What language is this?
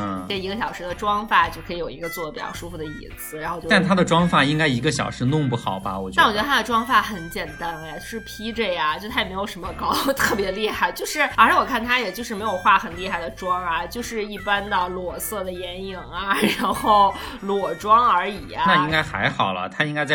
Chinese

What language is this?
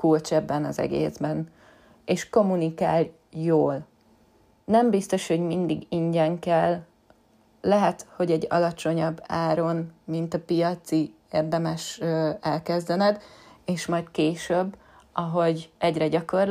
Hungarian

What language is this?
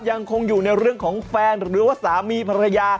Thai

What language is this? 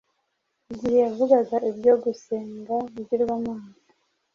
Kinyarwanda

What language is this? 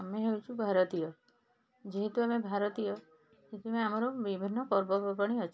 Odia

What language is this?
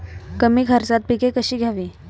Marathi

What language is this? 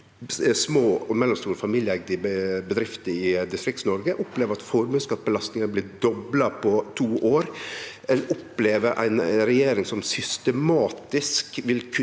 Norwegian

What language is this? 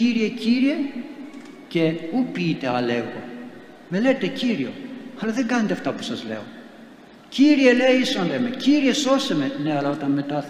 Greek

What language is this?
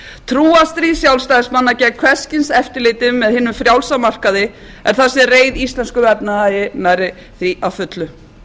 Icelandic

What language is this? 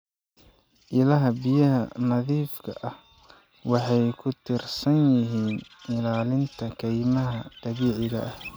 Somali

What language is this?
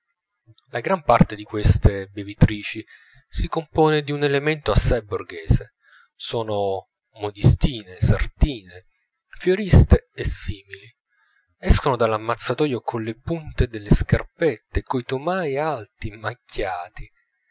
Italian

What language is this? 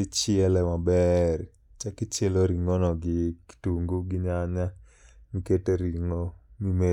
Luo (Kenya and Tanzania)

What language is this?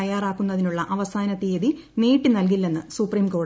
Malayalam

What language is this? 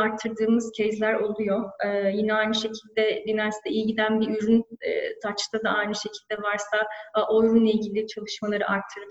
Turkish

